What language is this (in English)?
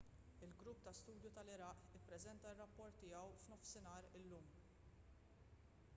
Maltese